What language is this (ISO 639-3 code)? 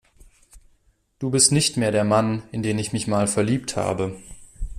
deu